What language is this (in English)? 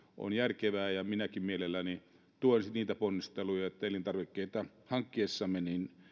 Finnish